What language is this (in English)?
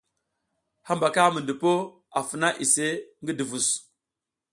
South Giziga